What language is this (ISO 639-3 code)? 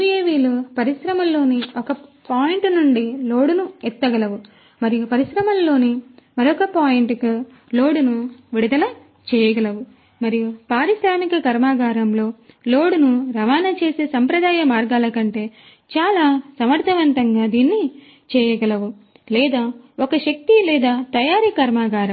tel